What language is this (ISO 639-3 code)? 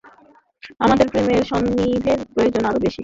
ben